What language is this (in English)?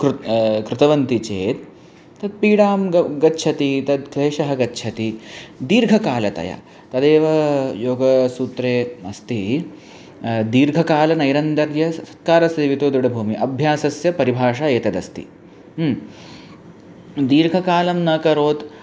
Sanskrit